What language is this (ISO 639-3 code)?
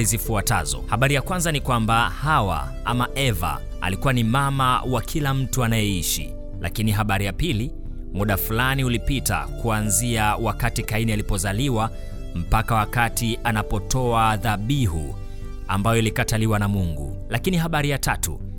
swa